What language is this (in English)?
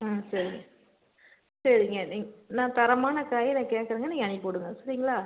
Tamil